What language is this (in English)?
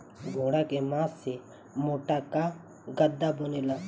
Bhojpuri